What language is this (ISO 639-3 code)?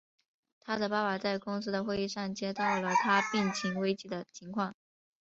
zho